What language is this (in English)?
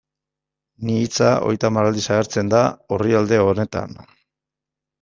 Basque